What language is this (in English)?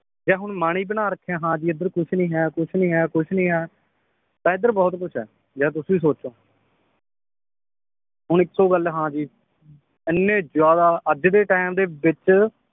Punjabi